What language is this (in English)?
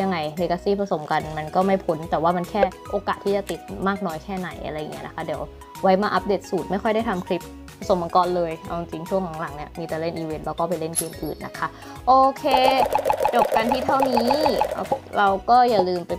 Thai